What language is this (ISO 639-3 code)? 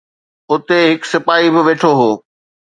snd